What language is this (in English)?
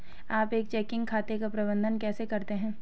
Hindi